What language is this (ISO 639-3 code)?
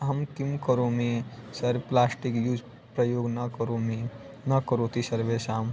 san